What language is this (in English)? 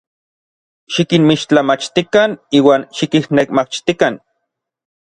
Orizaba Nahuatl